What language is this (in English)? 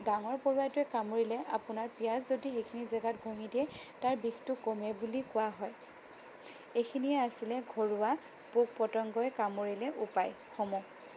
Assamese